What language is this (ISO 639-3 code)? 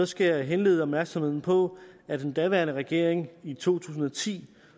dan